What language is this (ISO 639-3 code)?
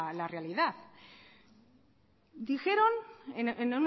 spa